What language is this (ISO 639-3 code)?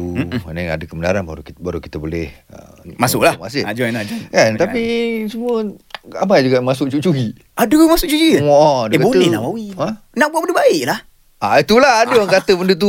msa